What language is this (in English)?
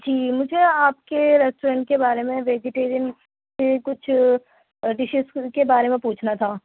Urdu